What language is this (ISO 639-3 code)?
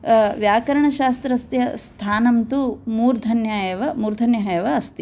san